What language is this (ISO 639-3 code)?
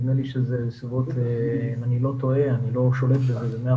heb